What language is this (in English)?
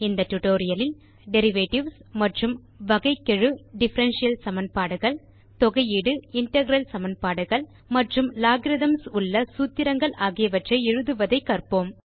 Tamil